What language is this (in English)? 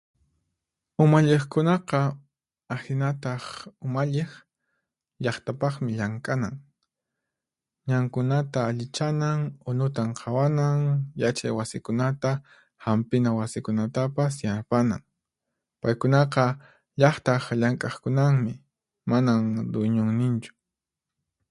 Puno Quechua